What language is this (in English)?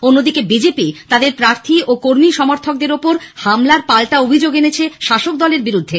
Bangla